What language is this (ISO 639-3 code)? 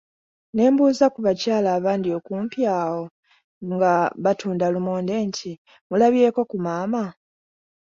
lug